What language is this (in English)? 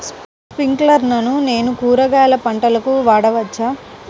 Telugu